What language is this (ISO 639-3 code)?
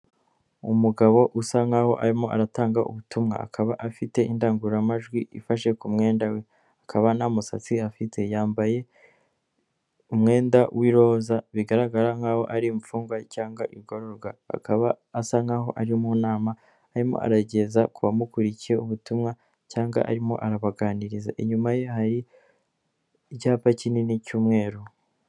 kin